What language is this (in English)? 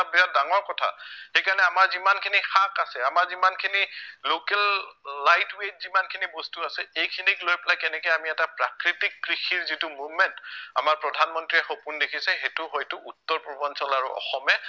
Assamese